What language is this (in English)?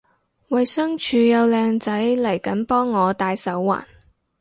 Cantonese